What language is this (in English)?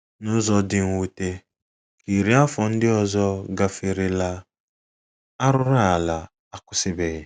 Igbo